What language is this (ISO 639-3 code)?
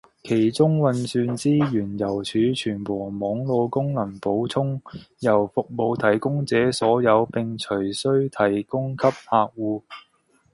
yue